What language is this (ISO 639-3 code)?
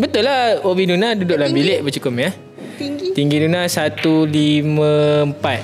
msa